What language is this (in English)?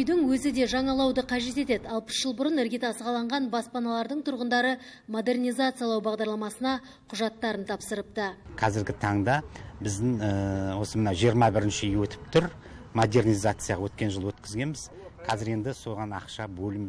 Russian